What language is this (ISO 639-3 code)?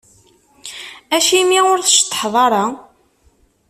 kab